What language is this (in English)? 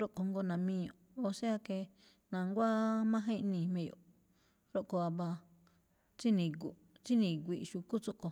Malinaltepec Me'phaa